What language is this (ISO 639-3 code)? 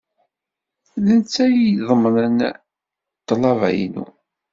kab